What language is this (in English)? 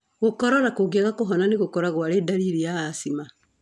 Kikuyu